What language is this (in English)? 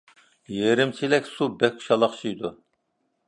Uyghur